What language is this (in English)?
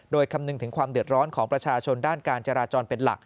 Thai